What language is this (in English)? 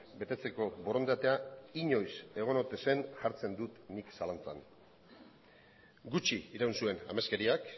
Basque